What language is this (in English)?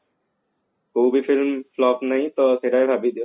Odia